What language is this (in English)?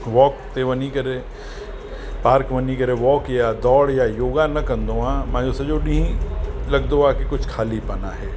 Sindhi